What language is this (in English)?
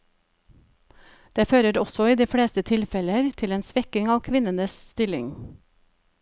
Norwegian